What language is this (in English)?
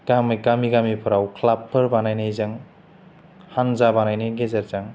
Bodo